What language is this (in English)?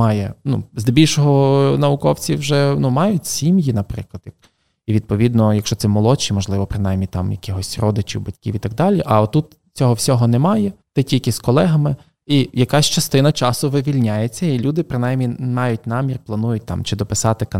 Ukrainian